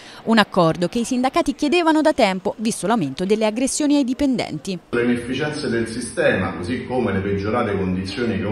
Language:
Italian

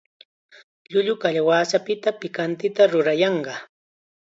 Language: Chiquián Ancash Quechua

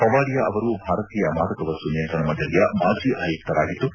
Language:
Kannada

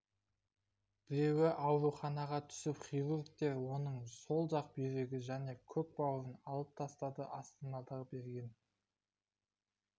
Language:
Kazakh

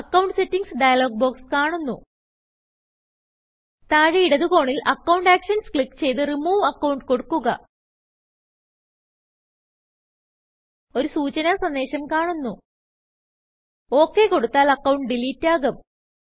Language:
Malayalam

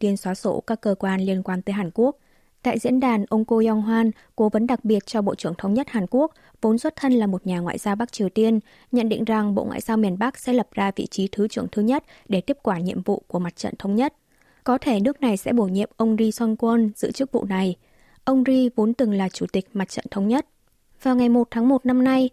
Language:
Vietnamese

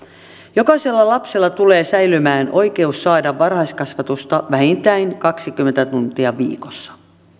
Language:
Finnish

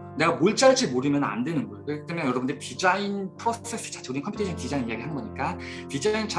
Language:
Korean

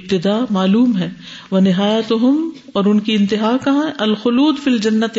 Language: Urdu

